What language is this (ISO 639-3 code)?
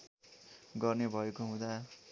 nep